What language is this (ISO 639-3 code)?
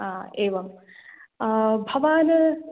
san